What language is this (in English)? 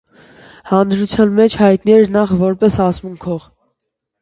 Armenian